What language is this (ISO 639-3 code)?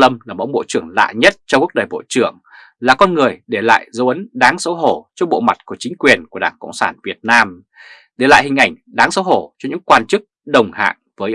vie